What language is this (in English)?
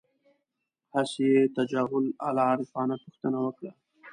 Pashto